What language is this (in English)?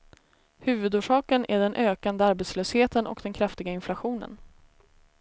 Swedish